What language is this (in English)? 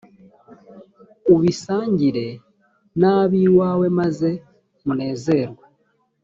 Kinyarwanda